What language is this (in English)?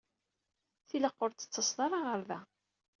Kabyle